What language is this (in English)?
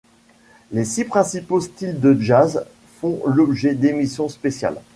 French